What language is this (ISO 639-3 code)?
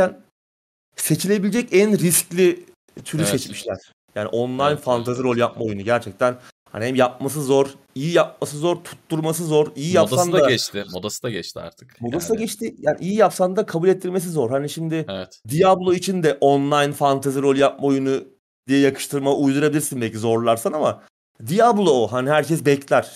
tur